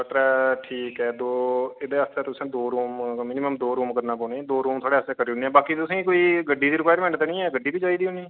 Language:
Dogri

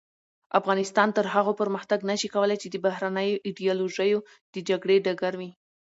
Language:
Pashto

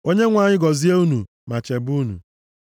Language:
Igbo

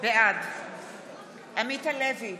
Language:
Hebrew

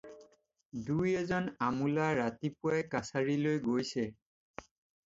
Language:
Assamese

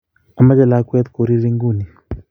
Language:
Kalenjin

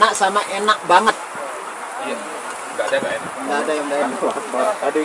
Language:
Indonesian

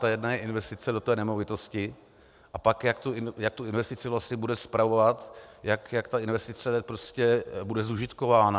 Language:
Czech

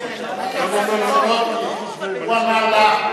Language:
Hebrew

